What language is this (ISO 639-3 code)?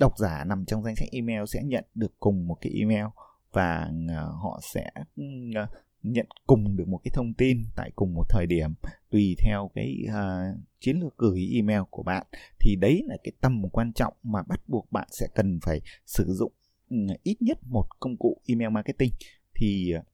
vie